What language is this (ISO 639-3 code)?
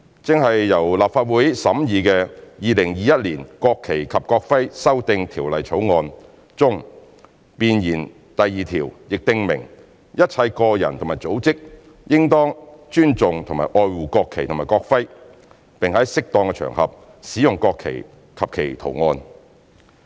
yue